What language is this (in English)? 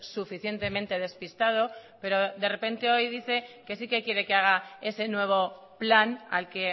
Spanish